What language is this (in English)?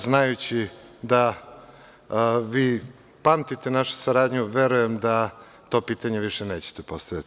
Serbian